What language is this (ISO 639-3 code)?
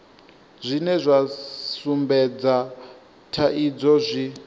ven